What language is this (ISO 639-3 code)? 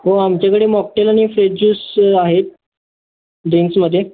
mar